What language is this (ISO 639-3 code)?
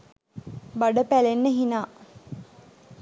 sin